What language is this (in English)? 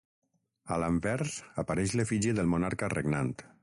Catalan